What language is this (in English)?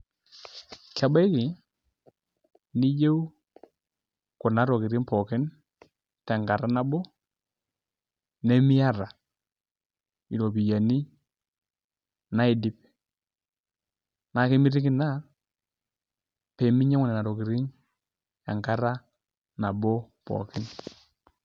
Masai